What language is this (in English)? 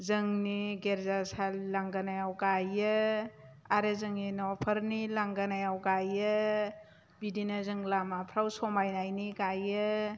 Bodo